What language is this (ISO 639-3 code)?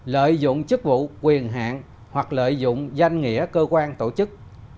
vie